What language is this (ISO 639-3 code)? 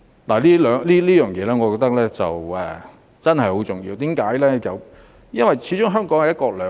yue